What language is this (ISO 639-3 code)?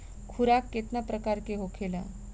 bho